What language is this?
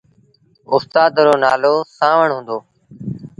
Sindhi Bhil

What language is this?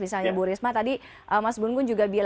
Indonesian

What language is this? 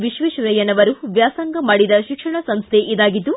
Kannada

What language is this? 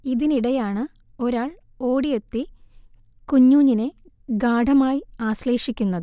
Malayalam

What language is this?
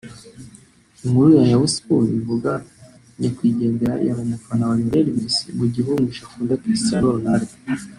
Kinyarwanda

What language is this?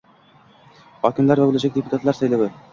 Uzbek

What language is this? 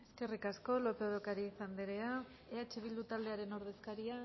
Basque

